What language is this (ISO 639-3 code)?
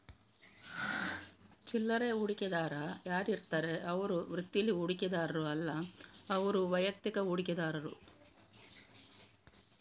kan